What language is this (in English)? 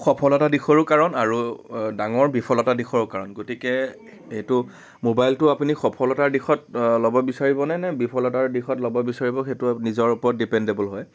Assamese